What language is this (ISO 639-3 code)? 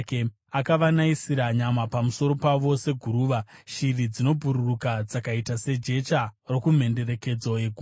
sna